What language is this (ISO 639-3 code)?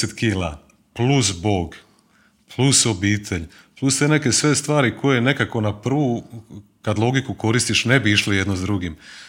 hrv